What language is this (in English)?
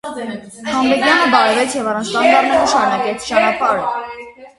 Armenian